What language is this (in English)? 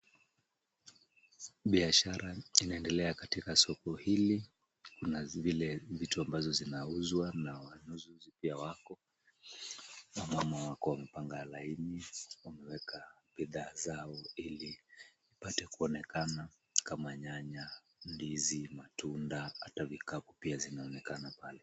Swahili